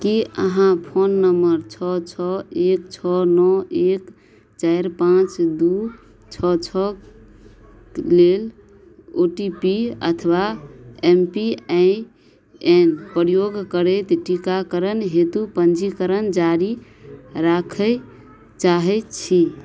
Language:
Maithili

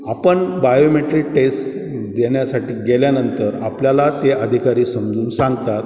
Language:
Marathi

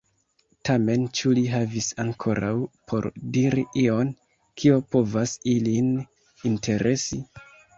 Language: Esperanto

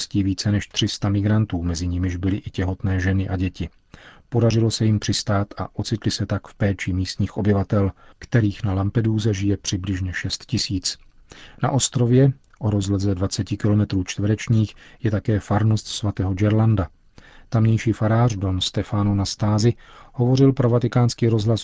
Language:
Czech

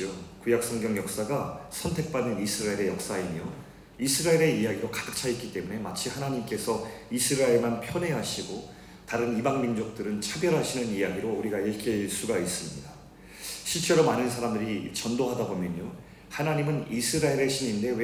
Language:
Korean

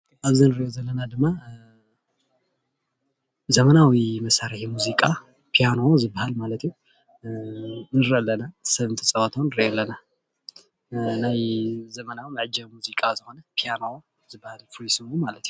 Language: Tigrinya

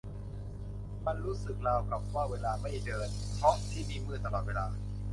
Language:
Thai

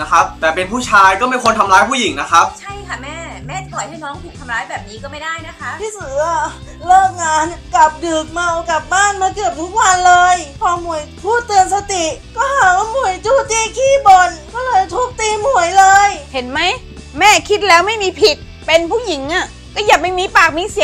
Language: Thai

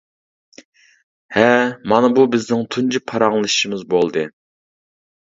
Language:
Uyghur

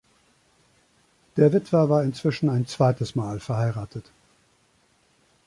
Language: German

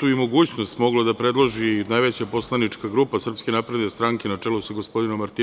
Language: Serbian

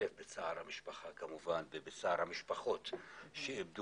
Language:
Hebrew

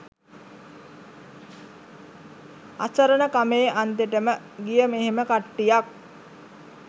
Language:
Sinhala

